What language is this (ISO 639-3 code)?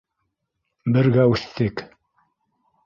bak